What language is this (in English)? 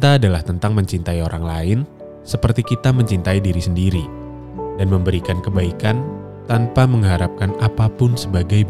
Indonesian